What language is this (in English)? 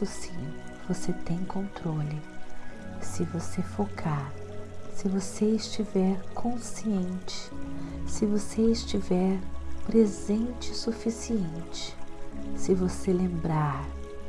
Portuguese